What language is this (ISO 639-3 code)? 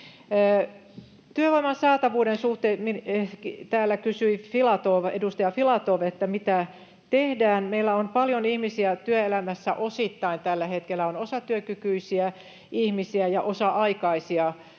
fin